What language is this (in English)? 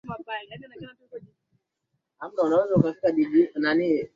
Swahili